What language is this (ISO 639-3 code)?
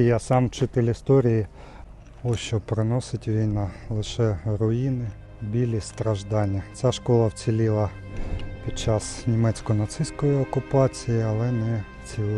ukr